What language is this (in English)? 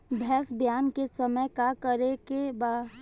Bhojpuri